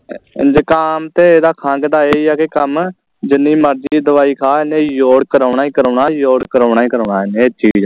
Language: Punjabi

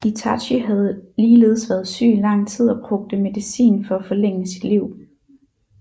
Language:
Danish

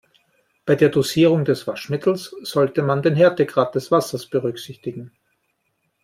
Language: German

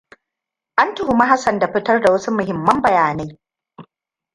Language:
Hausa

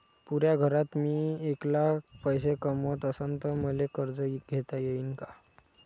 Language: Marathi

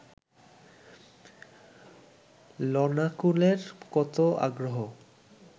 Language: Bangla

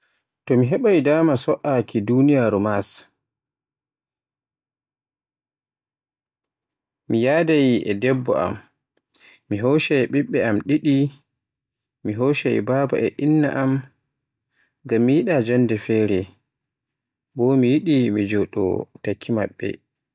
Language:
Borgu Fulfulde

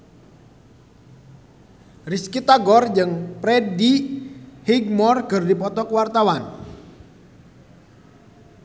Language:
Sundanese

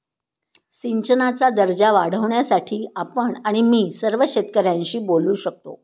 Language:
Marathi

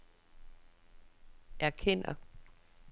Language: Danish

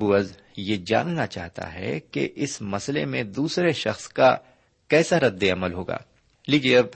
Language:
Urdu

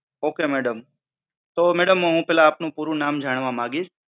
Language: Gujarati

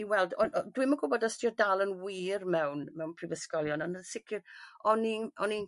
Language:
Welsh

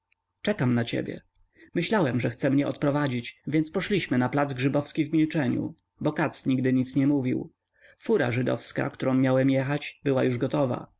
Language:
Polish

